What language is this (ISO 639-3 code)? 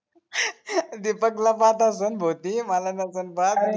mar